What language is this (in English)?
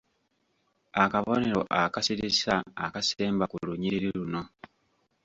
Ganda